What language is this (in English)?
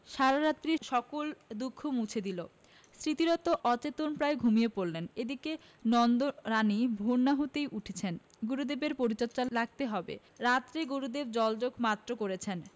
Bangla